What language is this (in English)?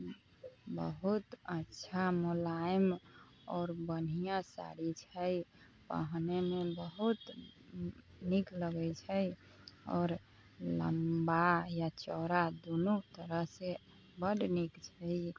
Maithili